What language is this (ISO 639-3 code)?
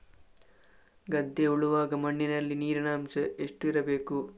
kan